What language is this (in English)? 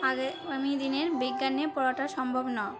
Bangla